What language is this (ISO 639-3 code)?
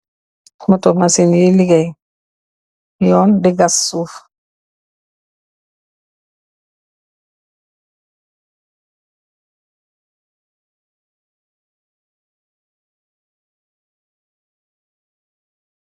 wol